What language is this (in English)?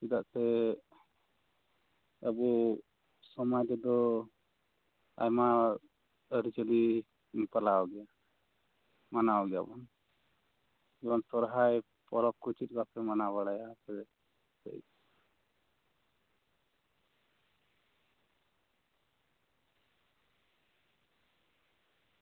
Santali